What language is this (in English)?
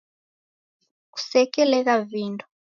Taita